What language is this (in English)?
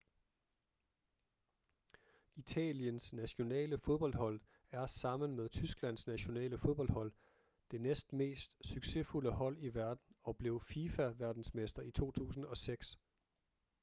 Danish